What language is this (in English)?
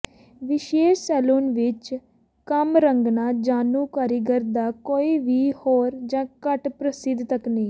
Punjabi